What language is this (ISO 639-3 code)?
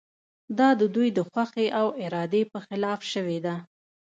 pus